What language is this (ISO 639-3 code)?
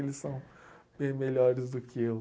por